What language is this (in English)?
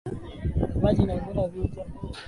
Swahili